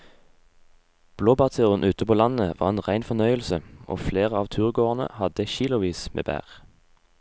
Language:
Norwegian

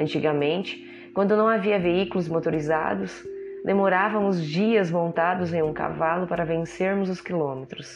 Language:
Portuguese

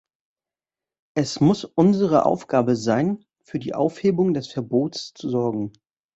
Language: German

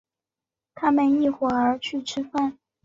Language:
Chinese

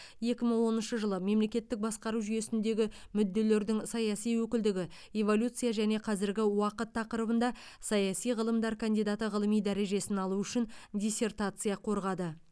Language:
Kazakh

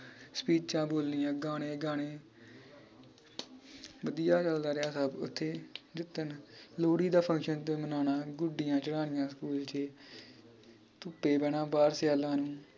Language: Punjabi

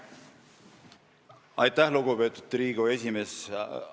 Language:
Estonian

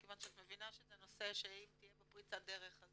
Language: Hebrew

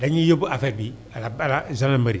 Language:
Wolof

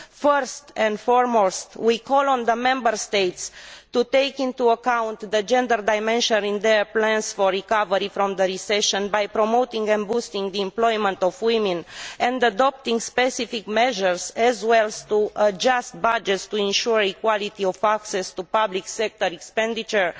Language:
English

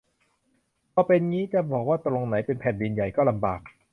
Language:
Thai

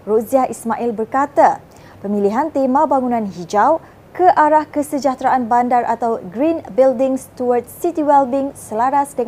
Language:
Malay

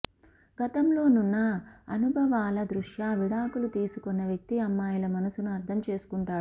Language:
Telugu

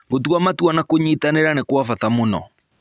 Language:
Kikuyu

